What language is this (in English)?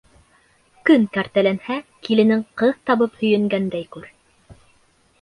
Bashkir